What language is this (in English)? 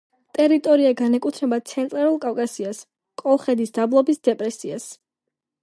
Georgian